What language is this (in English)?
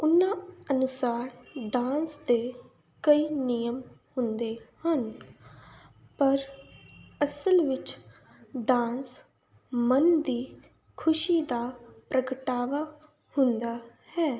Punjabi